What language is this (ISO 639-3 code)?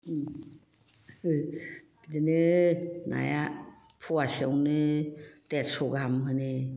brx